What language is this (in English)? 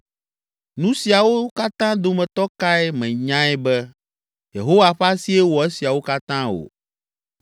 Ewe